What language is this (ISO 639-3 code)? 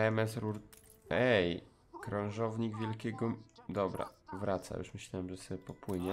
pol